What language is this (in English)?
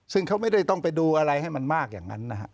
Thai